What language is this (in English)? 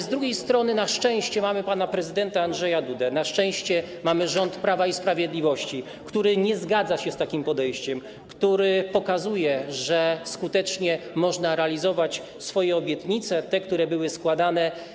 Polish